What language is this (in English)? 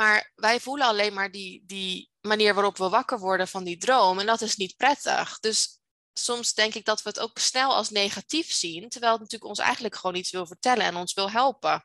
Dutch